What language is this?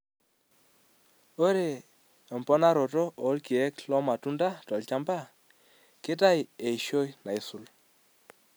Masai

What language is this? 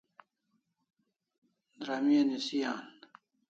Kalasha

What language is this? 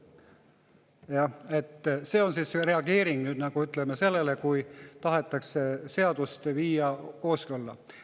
Estonian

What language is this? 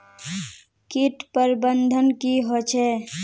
Magahi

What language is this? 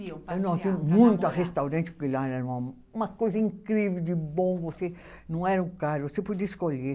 Portuguese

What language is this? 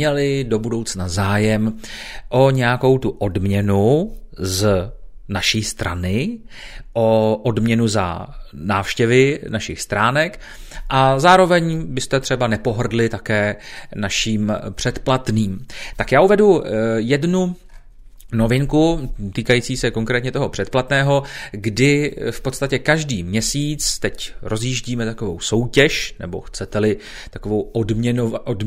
Czech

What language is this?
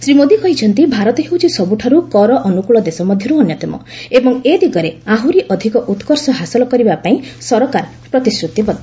Odia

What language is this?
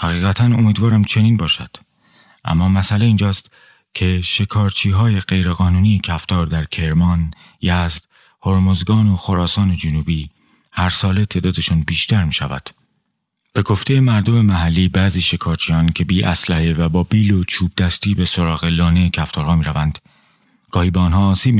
Persian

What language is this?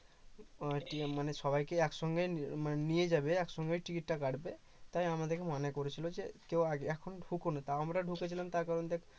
Bangla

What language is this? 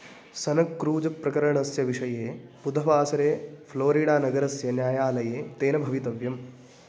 Sanskrit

